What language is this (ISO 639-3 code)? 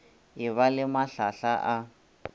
nso